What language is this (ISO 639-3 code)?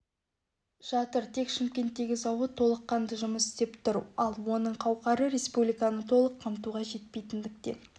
kaz